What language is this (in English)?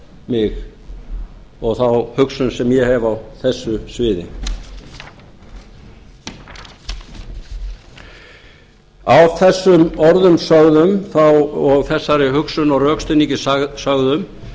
Icelandic